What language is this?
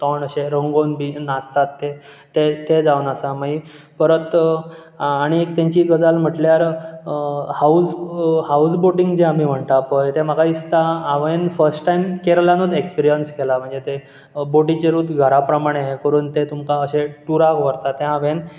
Konkani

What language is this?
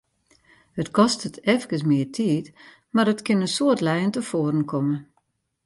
Western Frisian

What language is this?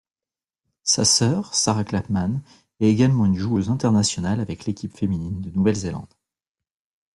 French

